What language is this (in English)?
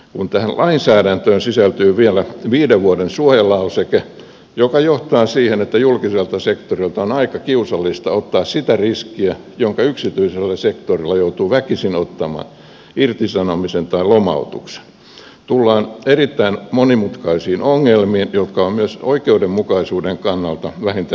Finnish